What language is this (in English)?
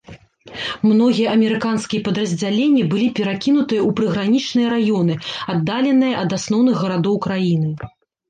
Belarusian